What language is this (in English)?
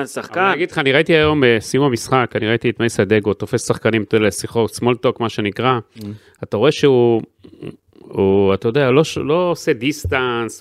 Hebrew